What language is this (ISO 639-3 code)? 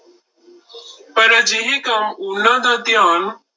pan